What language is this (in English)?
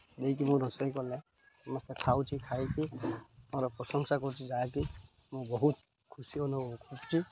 Odia